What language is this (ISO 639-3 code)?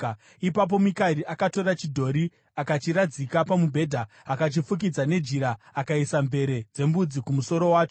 sna